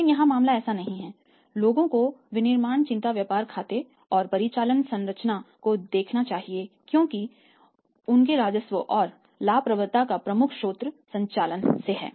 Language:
Hindi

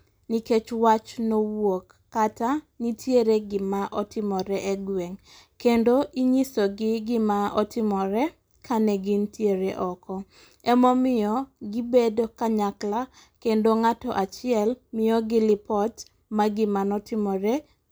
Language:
Luo (Kenya and Tanzania)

